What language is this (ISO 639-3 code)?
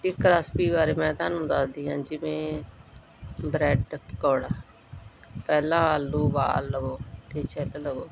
pan